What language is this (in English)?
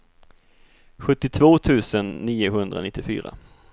Swedish